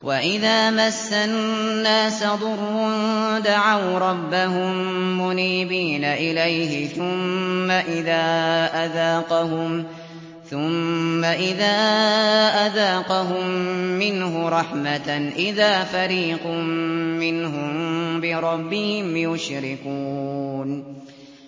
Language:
Arabic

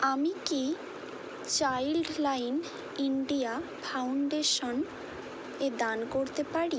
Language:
Bangla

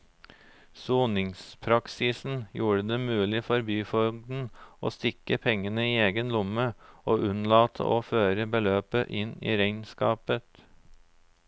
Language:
Norwegian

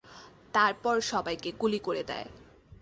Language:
Bangla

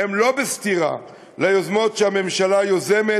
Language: Hebrew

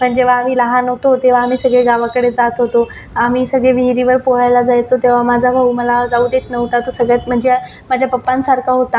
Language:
Marathi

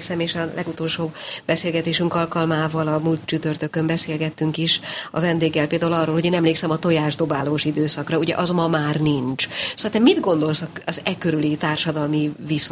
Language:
Hungarian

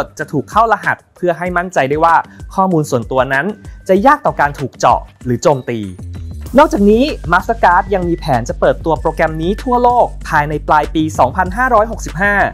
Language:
Thai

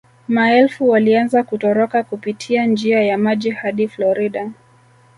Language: Swahili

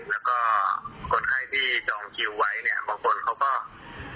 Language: Thai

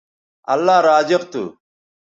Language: Bateri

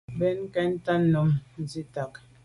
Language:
Medumba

